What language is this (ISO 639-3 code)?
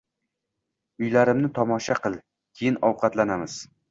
uzb